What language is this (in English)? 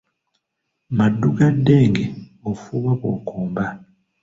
Ganda